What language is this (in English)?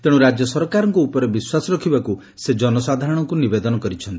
Odia